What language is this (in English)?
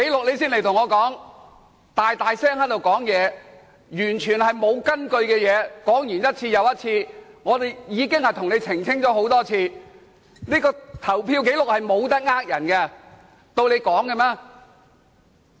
Cantonese